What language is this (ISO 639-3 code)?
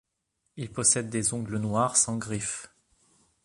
fra